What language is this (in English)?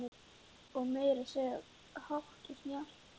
Icelandic